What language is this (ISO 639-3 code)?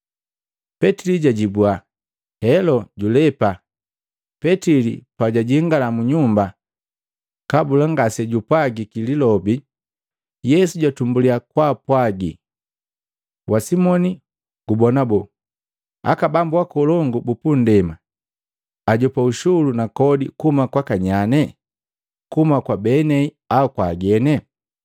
mgv